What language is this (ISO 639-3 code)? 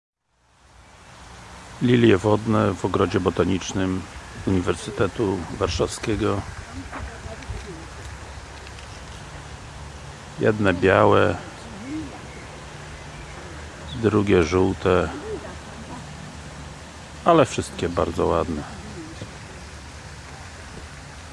pol